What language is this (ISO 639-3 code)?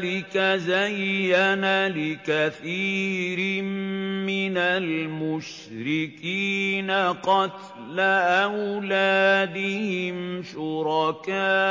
ara